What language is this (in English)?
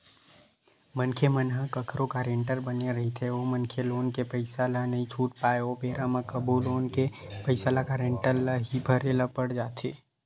Chhattisgarhi